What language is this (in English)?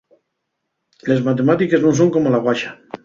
Asturian